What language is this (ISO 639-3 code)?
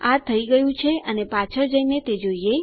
guj